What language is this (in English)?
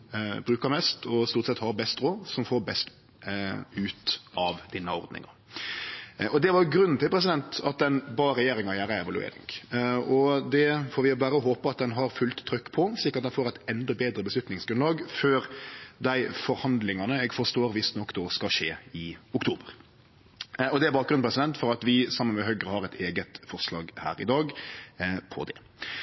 Norwegian Nynorsk